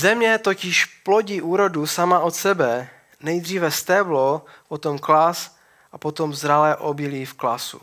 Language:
Czech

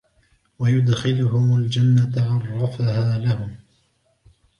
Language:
Arabic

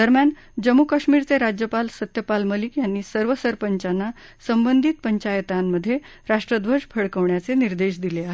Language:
Marathi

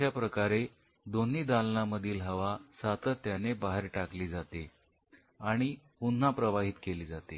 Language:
Marathi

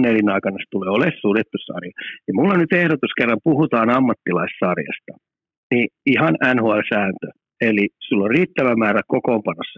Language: Finnish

